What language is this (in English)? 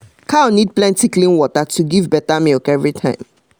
Nigerian Pidgin